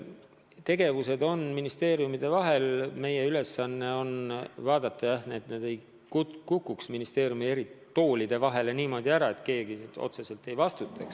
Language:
Estonian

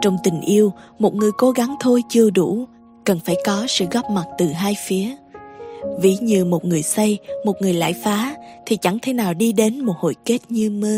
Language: Vietnamese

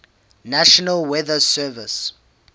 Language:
English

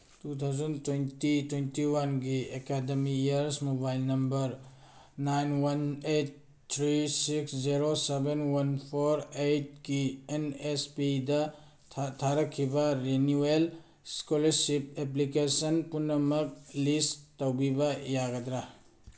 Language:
Manipuri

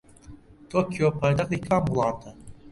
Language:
Central Kurdish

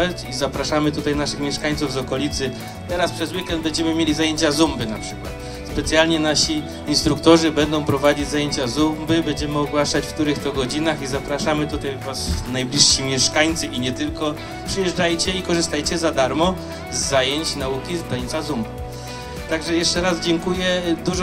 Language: Polish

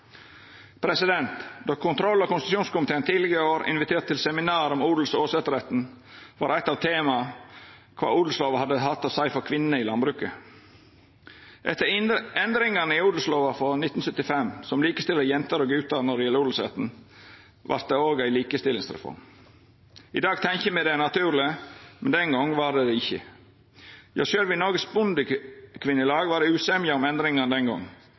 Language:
Norwegian Nynorsk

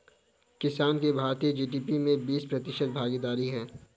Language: Hindi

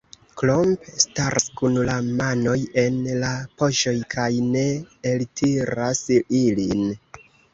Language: Esperanto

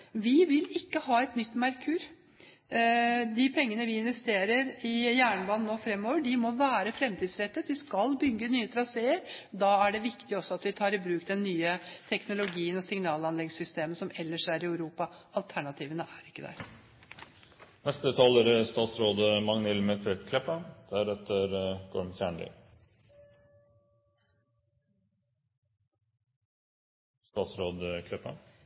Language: Norwegian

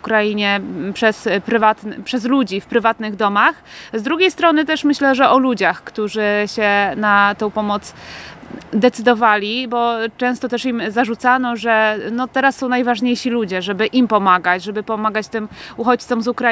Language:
Polish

